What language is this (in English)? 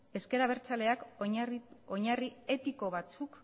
Basque